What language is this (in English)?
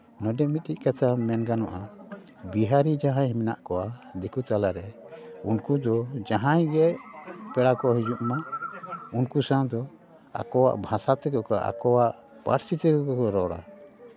Santali